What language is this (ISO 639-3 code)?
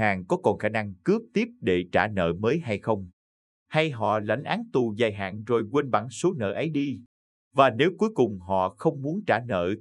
vie